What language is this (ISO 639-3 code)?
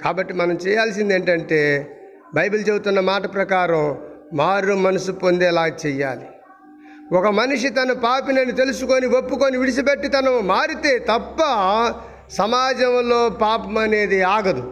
tel